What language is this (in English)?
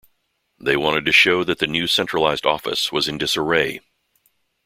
English